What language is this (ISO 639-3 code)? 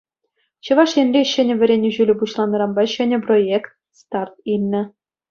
chv